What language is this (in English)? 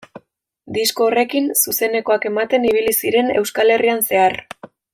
Basque